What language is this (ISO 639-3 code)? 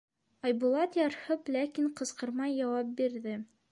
bak